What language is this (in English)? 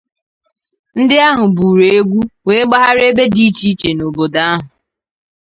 Igbo